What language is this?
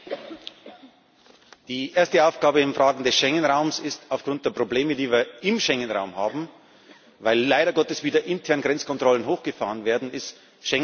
German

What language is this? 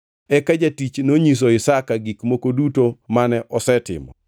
Luo (Kenya and Tanzania)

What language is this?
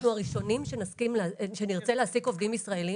Hebrew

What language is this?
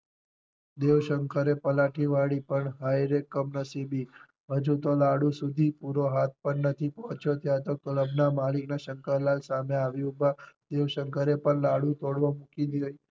Gujarati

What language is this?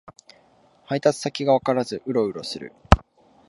Japanese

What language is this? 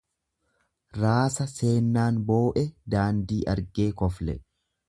Oromo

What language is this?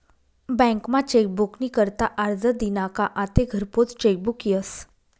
Marathi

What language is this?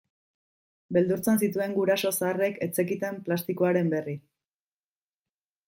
Basque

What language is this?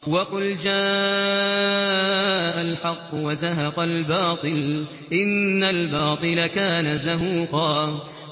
Arabic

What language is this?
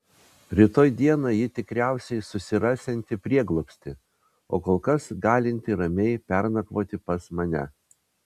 Lithuanian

